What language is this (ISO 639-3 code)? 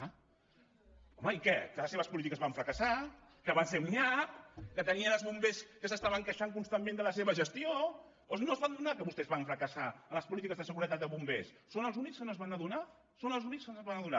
cat